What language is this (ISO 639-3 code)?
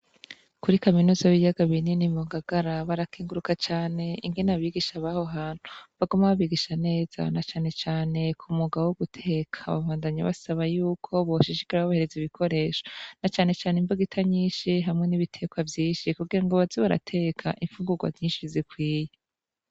run